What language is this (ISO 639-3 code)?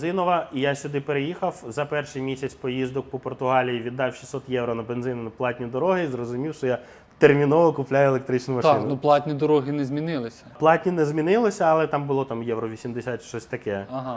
ukr